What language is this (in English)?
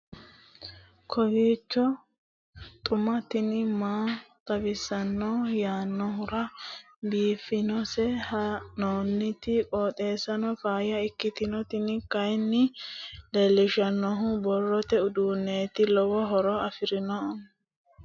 Sidamo